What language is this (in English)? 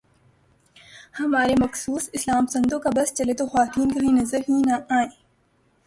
Urdu